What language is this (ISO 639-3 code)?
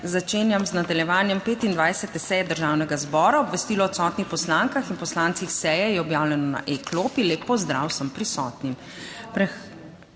slv